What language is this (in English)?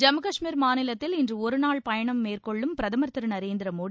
Tamil